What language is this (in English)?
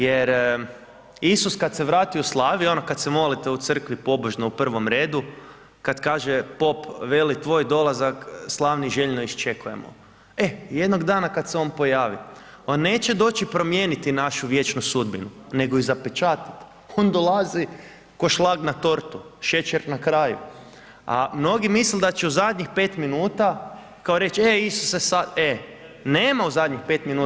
Croatian